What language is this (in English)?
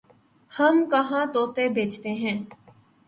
Urdu